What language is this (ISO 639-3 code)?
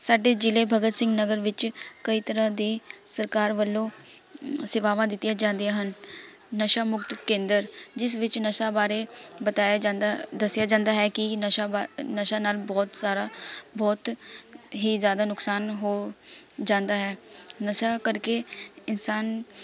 pan